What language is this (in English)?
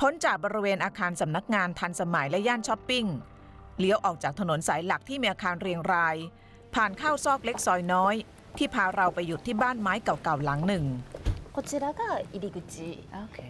Thai